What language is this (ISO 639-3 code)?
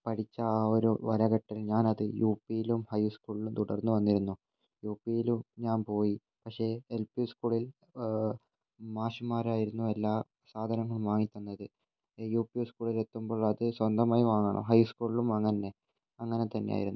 mal